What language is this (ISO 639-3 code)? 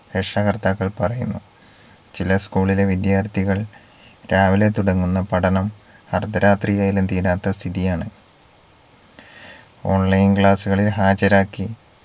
mal